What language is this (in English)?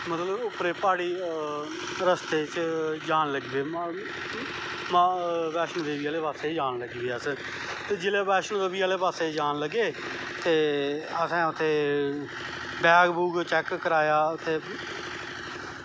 Dogri